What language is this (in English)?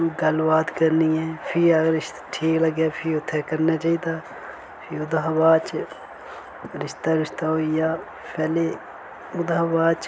Dogri